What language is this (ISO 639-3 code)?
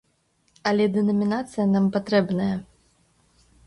bel